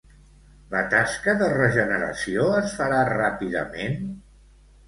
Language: Catalan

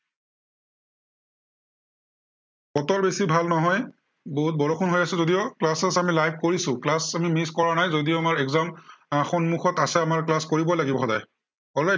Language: Assamese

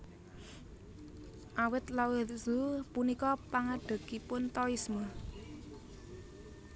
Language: Javanese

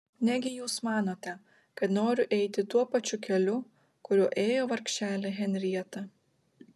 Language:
Lithuanian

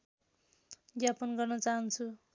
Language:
Nepali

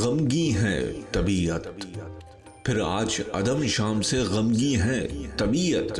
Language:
Urdu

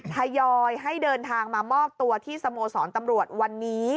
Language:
Thai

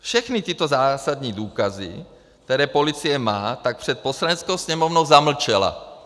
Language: Czech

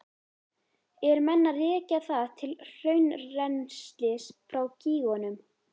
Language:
Icelandic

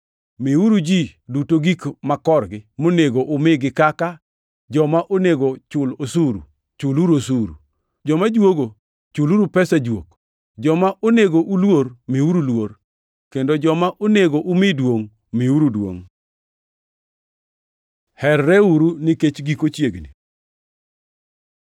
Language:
Luo (Kenya and Tanzania)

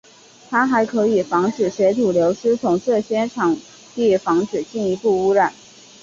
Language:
Chinese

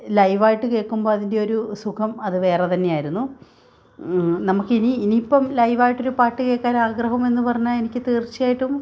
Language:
Malayalam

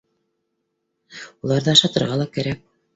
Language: Bashkir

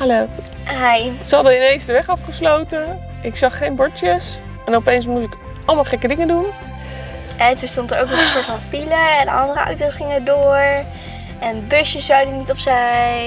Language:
Dutch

